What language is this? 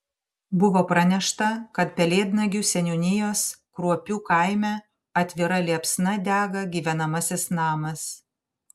Lithuanian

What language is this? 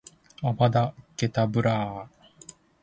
Japanese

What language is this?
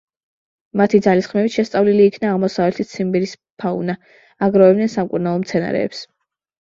Georgian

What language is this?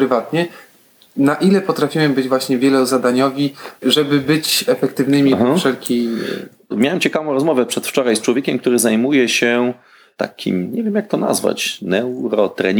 Polish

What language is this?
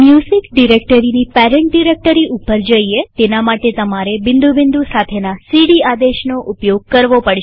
Gujarati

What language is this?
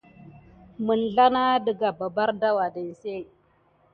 Gidar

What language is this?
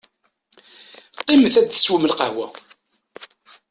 Kabyle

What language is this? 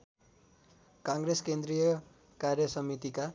Nepali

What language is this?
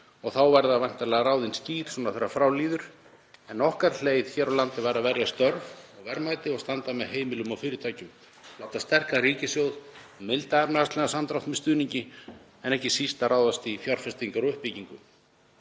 Icelandic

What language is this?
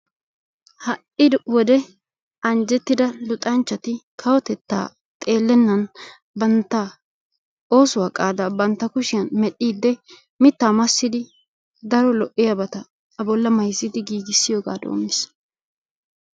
Wolaytta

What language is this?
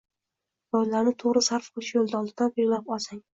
Uzbek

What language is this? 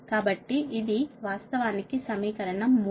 Telugu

